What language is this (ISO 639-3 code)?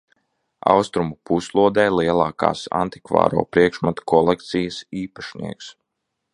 lav